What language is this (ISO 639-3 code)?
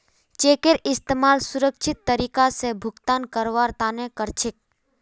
mag